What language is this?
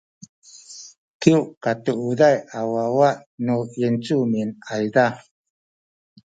Sakizaya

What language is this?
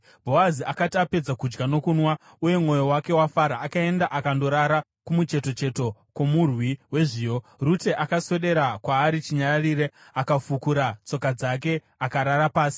Shona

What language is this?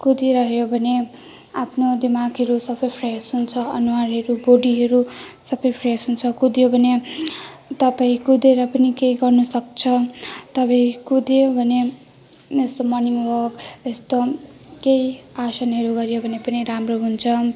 Nepali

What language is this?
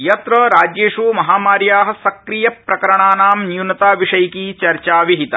Sanskrit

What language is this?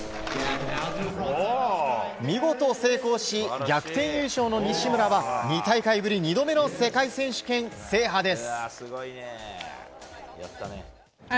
Japanese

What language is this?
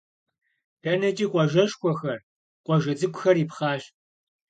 Kabardian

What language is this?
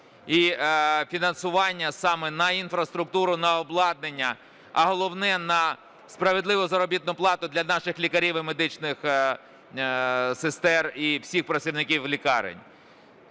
Ukrainian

